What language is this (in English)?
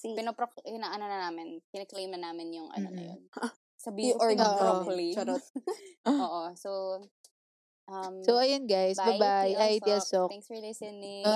Filipino